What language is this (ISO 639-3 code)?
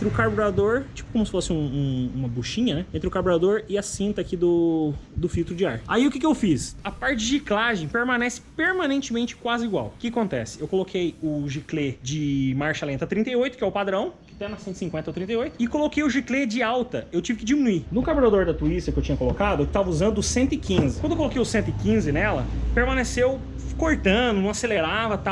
por